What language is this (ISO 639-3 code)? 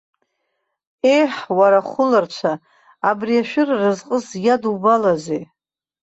abk